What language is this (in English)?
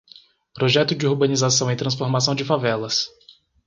Portuguese